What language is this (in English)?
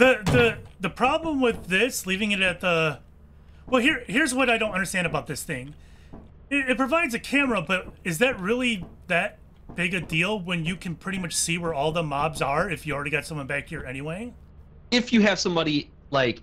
English